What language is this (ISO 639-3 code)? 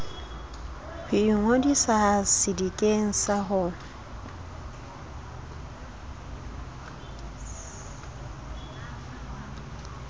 sot